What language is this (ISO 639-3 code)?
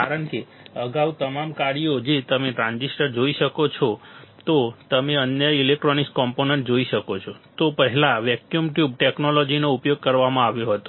guj